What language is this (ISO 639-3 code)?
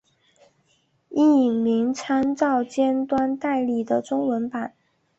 zho